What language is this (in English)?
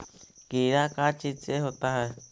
Magahi